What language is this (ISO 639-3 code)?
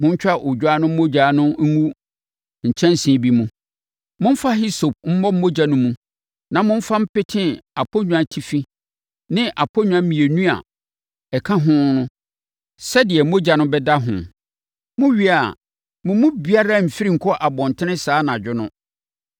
aka